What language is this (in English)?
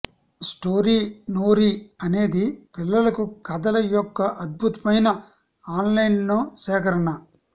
Telugu